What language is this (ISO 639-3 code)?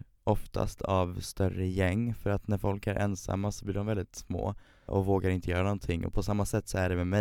swe